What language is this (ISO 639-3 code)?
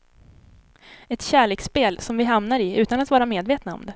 swe